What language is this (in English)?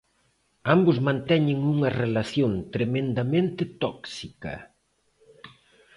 Galician